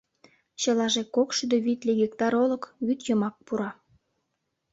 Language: Mari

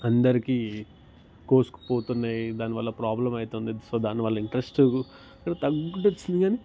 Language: Telugu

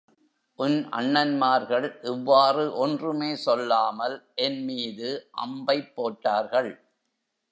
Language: Tamil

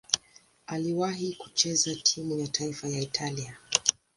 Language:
Swahili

